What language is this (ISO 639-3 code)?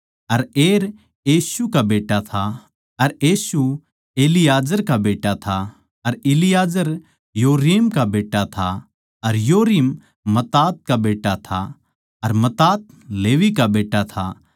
bgc